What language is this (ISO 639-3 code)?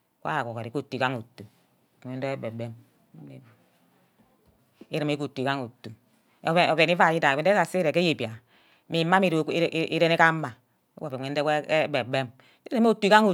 byc